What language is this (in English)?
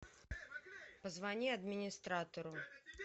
Russian